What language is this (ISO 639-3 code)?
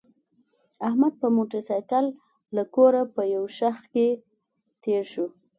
pus